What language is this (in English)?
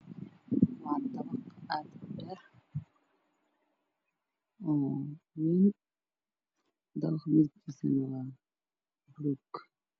Somali